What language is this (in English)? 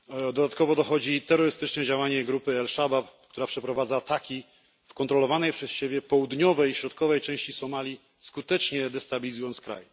Polish